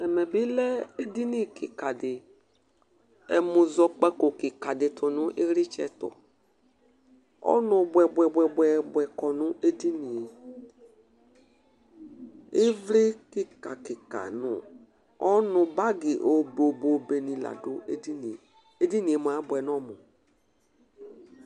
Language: Ikposo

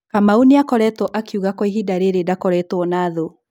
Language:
Kikuyu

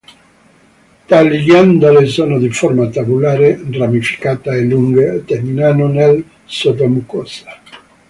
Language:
Italian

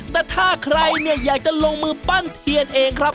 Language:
Thai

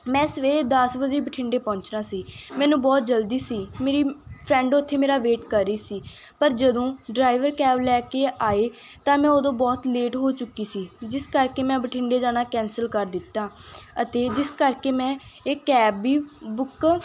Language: Punjabi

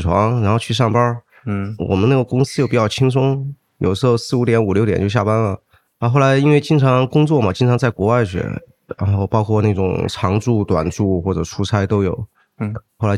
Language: Chinese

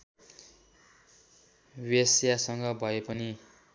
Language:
Nepali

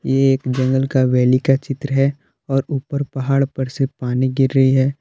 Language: Hindi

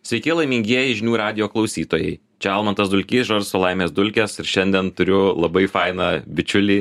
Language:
Lithuanian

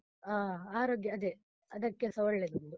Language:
Kannada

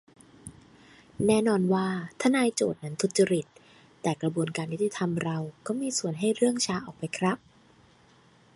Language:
Thai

